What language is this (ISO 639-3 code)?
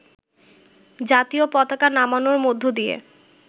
ben